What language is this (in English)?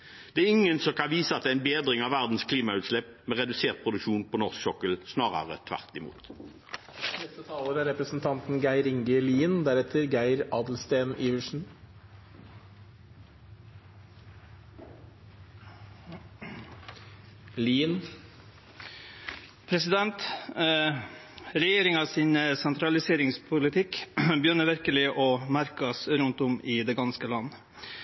Norwegian